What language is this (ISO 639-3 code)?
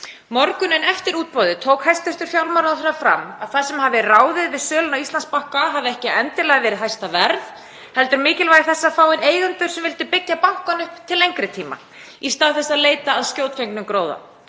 isl